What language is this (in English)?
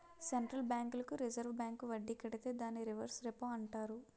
Telugu